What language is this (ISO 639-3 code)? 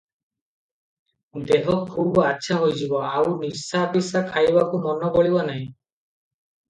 ori